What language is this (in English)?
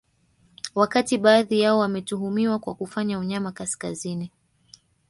Swahili